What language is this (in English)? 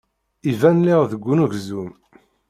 Kabyle